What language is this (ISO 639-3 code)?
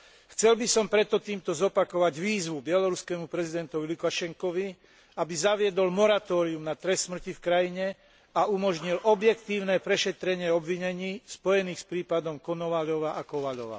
slk